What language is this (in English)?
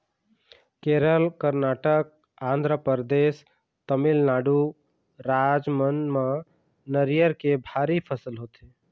Chhattisgarhi